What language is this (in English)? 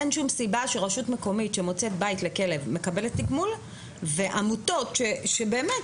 Hebrew